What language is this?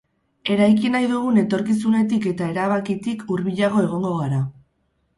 Basque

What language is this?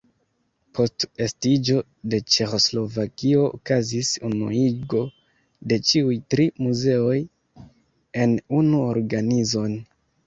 Esperanto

